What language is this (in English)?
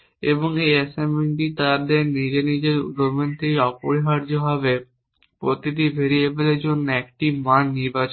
Bangla